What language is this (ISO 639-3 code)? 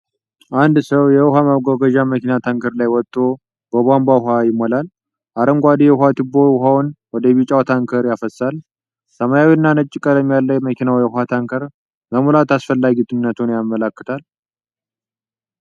amh